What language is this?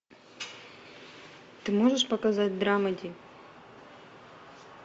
Russian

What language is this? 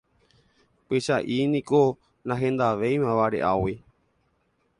Guarani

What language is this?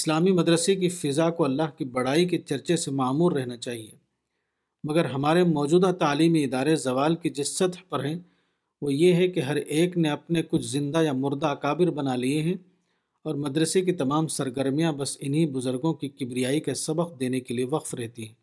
Urdu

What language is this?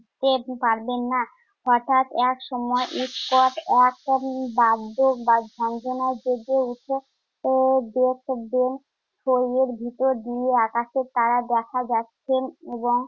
Bangla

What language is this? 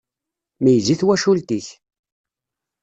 Kabyle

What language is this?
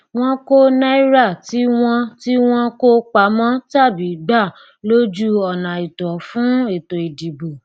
Yoruba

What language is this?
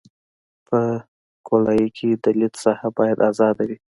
Pashto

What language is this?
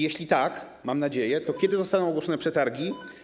Polish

